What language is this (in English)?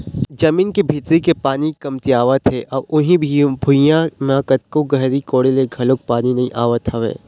Chhattisgarhi